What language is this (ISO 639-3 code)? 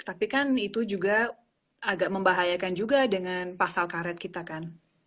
ind